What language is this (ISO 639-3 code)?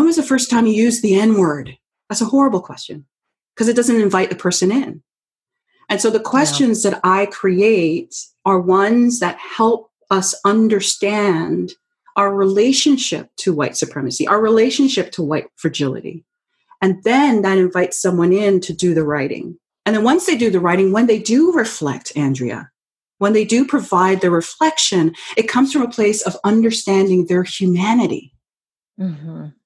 eng